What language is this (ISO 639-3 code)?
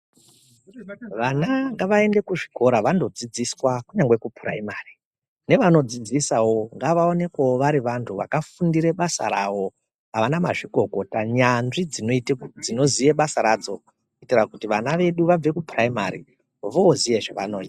ndc